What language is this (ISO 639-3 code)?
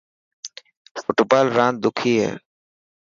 mki